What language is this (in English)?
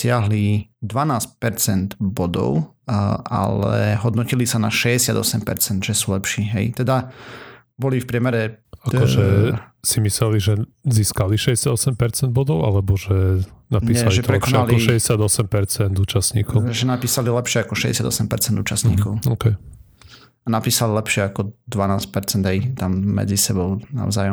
Slovak